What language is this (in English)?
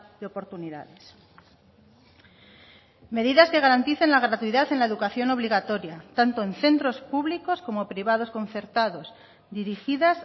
Spanish